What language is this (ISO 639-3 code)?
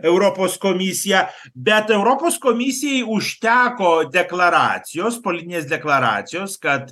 lit